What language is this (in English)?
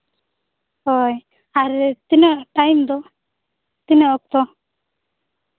Santali